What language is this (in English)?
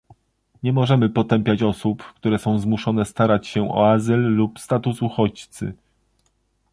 Polish